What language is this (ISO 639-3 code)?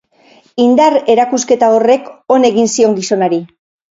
eus